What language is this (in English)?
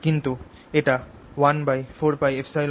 Bangla